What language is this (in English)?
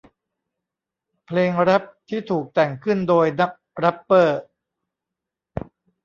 Thai